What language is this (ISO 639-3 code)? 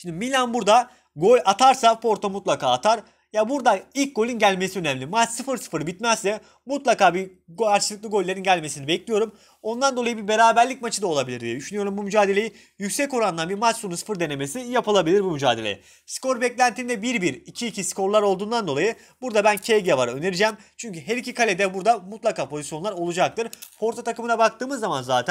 tur